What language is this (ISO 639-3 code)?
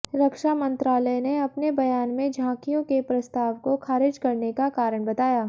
hin